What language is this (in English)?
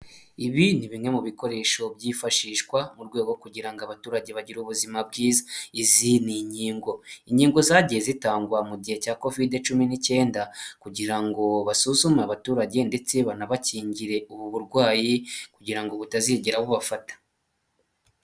Kinyarwanda